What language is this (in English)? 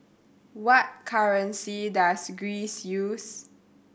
English